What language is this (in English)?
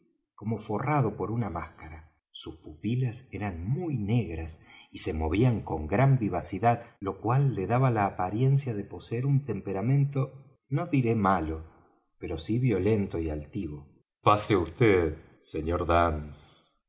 Spanish